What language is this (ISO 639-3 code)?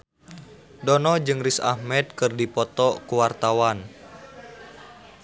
sun